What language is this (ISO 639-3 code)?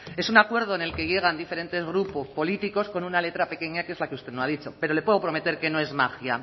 spa